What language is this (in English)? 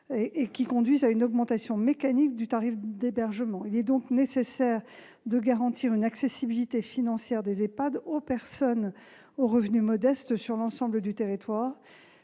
French